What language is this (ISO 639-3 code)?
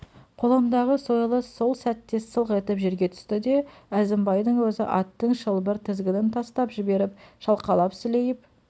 kaz